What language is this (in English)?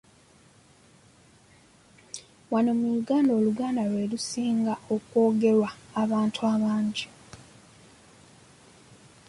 Ganda